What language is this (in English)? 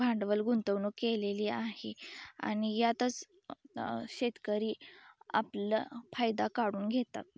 Marathi